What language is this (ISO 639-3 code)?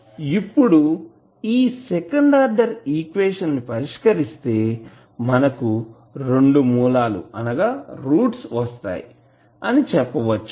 tel